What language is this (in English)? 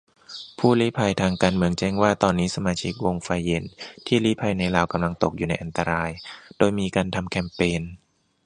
Thai